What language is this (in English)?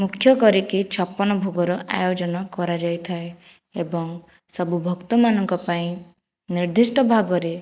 Odia